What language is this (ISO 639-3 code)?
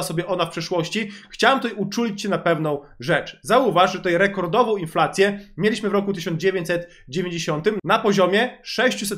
pol